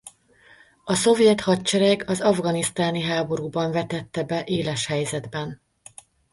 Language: Hungarian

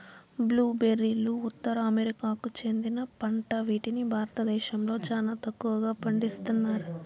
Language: Telugu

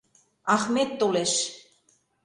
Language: Mari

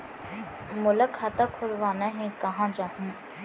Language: Chhattisgarhi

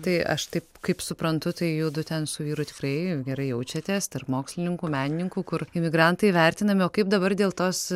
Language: Lithuanian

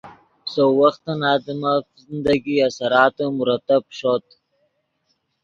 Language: Yidgha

